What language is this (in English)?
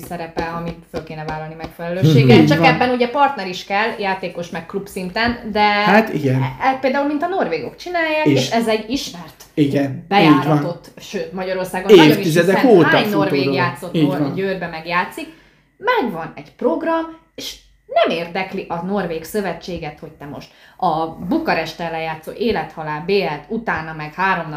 Hungarian